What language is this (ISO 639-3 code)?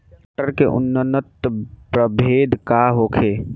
bho